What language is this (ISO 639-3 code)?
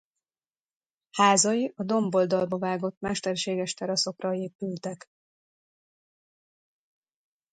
hun